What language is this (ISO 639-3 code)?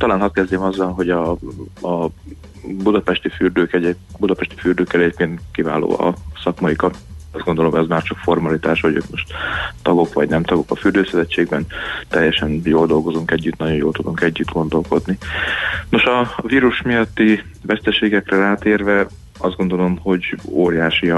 hun